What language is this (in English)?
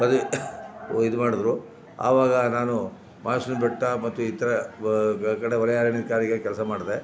Kannada